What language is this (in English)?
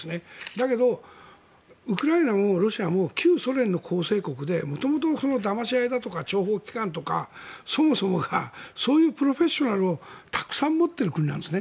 Japanese